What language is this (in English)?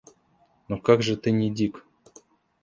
Russian